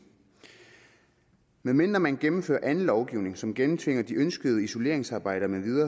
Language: Danish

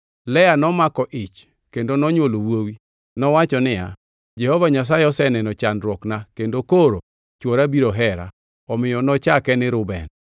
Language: Luo (Kenya and Tanzania)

